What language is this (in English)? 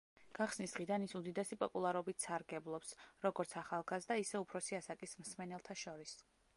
Georgian